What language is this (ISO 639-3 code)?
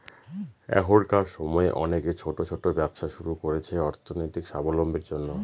ben